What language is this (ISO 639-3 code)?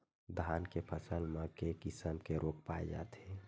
hne